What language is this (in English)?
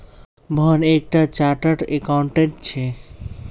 Magahi